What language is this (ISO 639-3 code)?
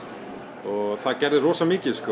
isl